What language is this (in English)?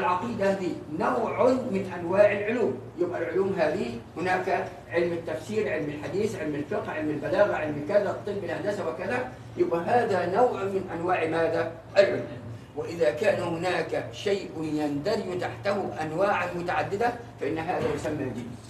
Arabic